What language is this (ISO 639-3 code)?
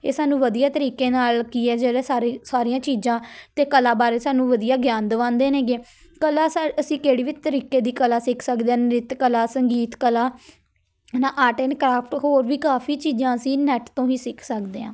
pan